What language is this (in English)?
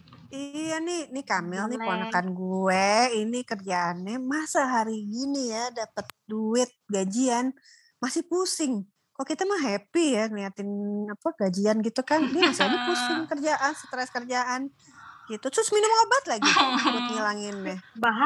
Indonesian